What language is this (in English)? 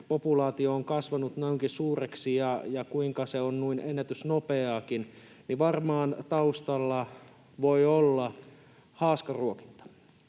Finnish